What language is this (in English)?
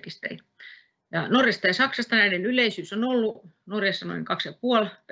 Finnish